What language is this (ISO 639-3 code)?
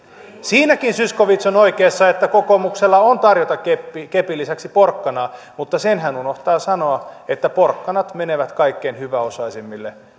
fin